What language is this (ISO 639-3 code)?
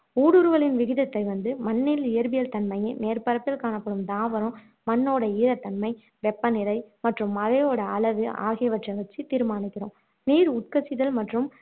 tam